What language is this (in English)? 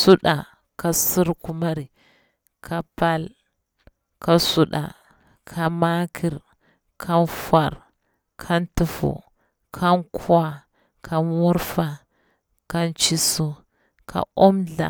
Bura-Pabir